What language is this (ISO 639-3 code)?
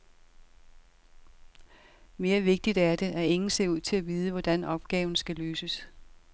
dan